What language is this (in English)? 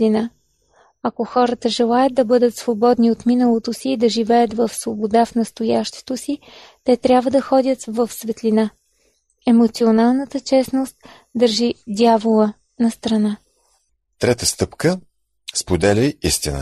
Bulgarian